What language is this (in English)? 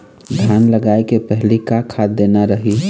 Chhattisgarhi